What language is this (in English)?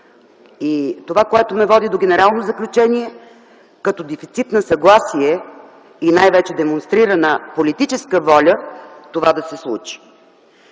Bulgarian